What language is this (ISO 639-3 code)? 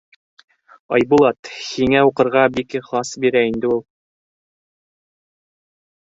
bak